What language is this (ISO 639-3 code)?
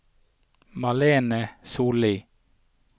nor